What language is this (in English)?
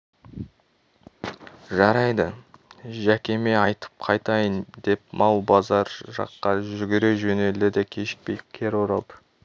Kazakh